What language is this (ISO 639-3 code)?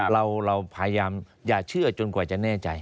tha